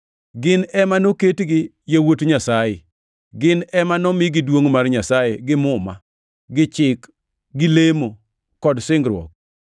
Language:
Luo (Kenya and Tanzania)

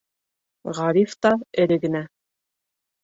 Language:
Bashkir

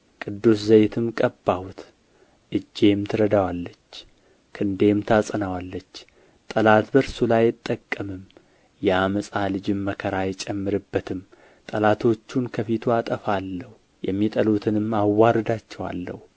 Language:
Amharic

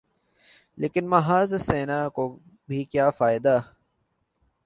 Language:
Urdu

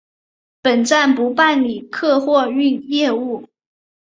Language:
Chinese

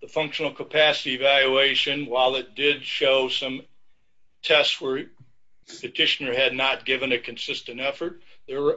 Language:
English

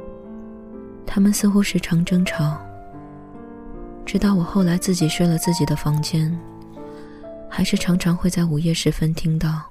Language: Chinese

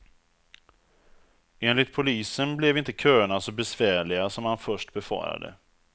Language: Swedish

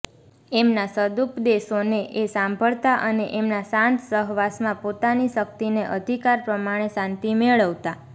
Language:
Gujarati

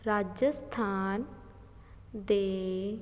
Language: Punjabi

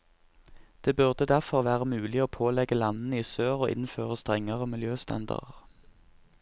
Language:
Norwegian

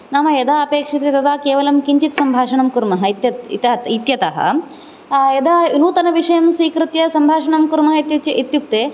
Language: Sanskrit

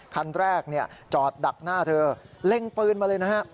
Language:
Thai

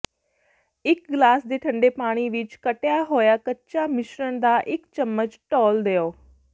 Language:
Punjabi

